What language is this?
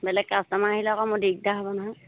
Assamese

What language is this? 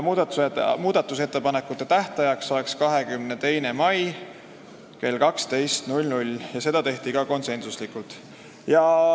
Estonian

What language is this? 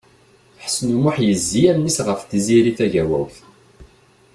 Kabyle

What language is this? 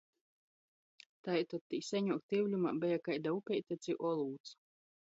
Latgalian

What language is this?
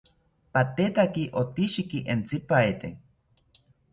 South Ucayali Ashéninka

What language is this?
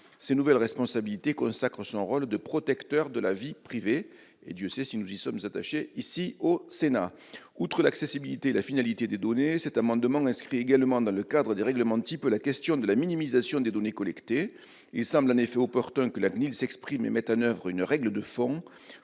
French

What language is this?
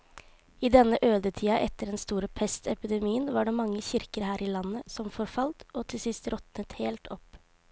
Norwegian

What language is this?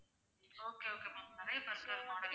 Tamil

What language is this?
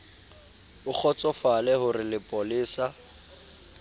Southern Sotho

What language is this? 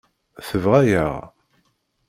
Kabyle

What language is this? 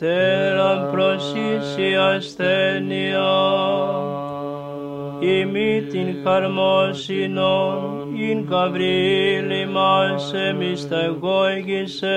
Greek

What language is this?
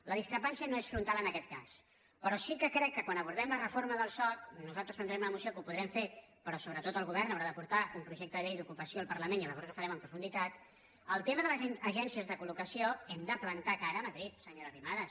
Catalan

